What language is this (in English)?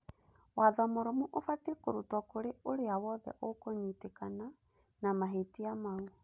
Kikuyu